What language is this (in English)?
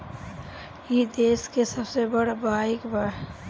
Bhojpuri